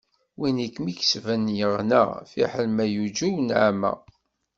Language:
Kabyle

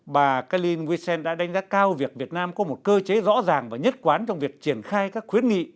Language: Vietnamese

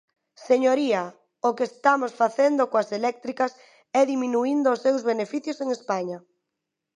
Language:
Galician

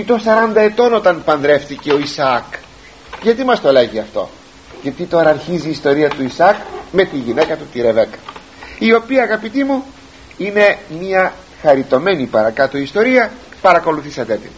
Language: Greek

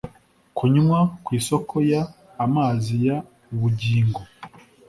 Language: Kinyarwanda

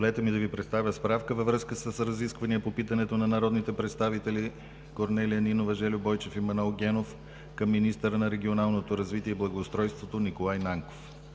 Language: Bulgarian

